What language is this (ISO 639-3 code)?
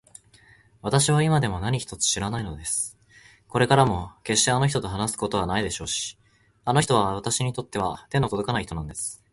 jpn